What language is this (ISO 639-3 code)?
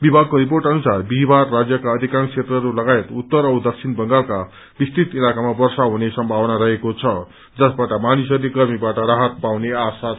nep